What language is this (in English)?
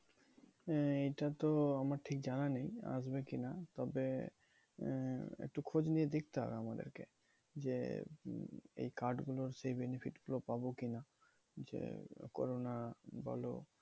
Bangla